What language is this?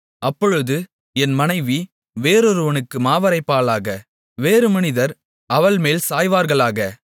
Tamil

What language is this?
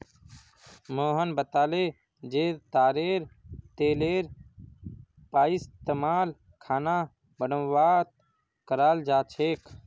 Magahi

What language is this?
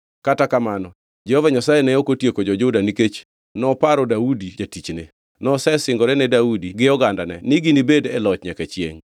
Luo (Kenya and Tanzania)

